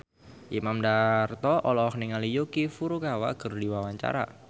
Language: Sundanese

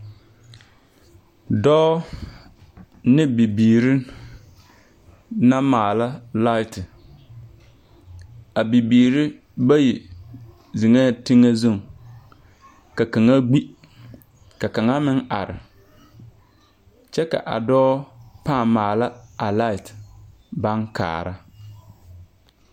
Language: Southern Dagaare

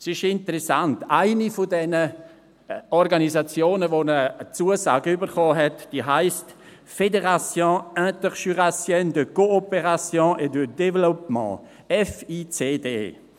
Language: Swiss German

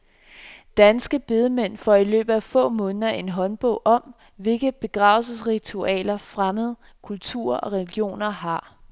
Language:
Danish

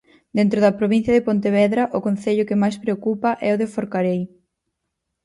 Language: Galician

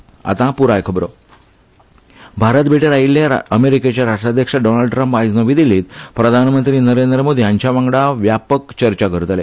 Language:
Konkani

